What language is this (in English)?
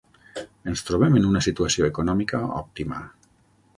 Catalan